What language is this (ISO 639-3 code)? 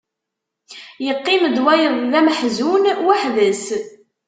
kab